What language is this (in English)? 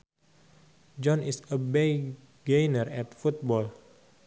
Sundanese